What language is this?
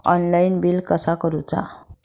Marathi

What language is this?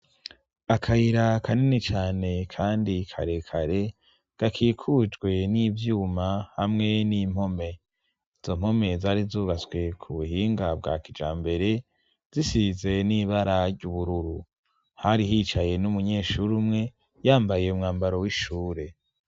Rundi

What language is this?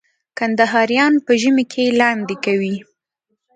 Pashto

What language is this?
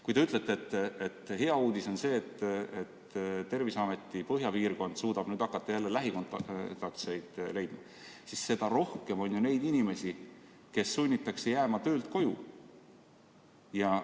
Estonian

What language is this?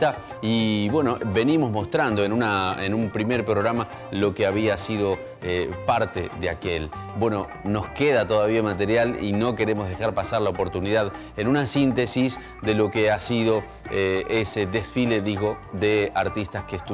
Spanish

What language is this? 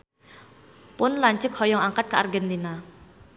Sundanese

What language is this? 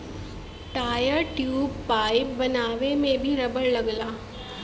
Bhojpuri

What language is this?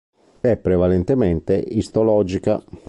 Italian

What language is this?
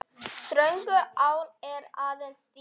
Icelandic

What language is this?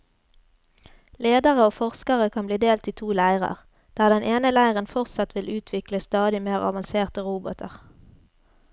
Norwegian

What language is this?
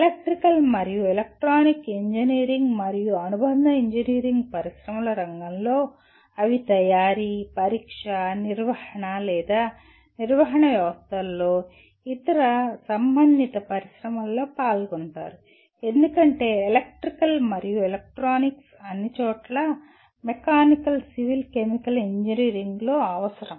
Telugu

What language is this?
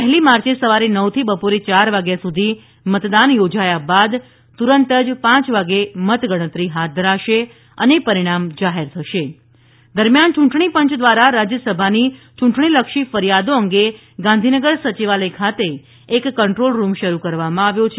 Gujarati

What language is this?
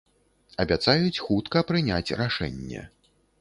Belarusian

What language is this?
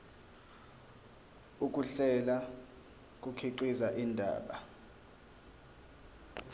Zulu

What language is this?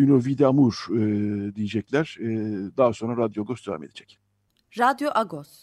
Turkish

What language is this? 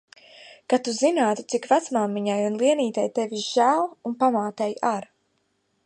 Latvian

